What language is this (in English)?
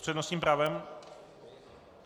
Czech